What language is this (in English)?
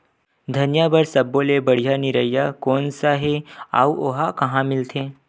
Chhattisgarhi